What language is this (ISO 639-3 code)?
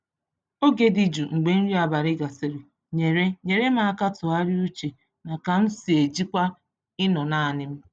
ibo